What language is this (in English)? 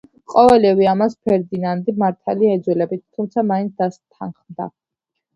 Georgian